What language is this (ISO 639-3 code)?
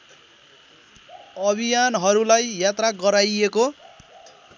nep